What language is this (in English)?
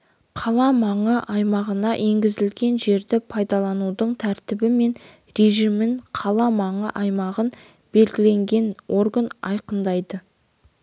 Kazakh